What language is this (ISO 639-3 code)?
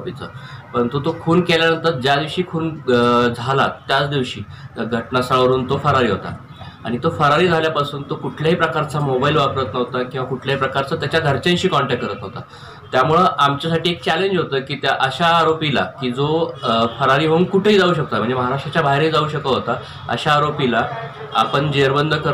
hin